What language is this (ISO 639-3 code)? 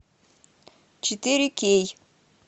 rus